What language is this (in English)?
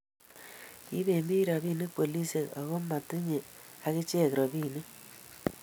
Kalenjin